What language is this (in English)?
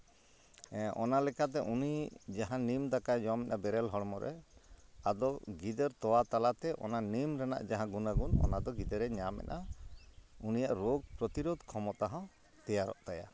Santali